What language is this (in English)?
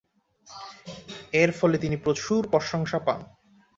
Bangla